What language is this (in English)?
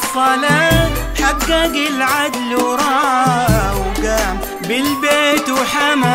Arabic